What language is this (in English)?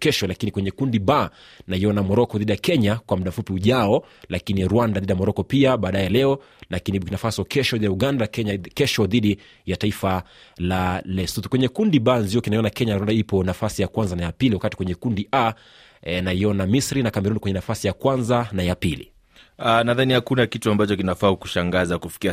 Swahili